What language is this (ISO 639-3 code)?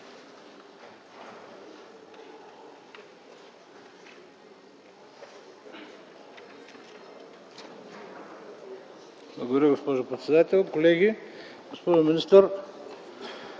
bul